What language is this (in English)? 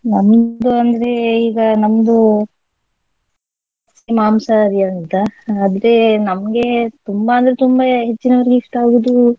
Kannada